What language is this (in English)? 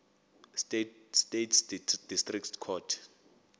Xhosa